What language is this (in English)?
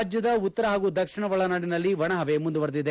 Kannada